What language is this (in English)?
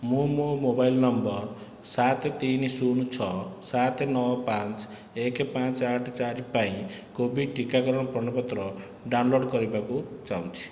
Odia